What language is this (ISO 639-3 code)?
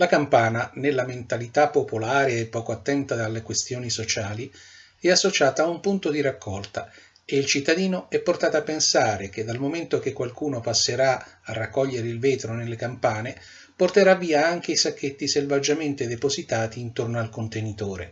ita